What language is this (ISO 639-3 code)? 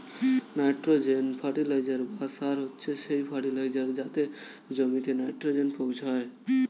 ben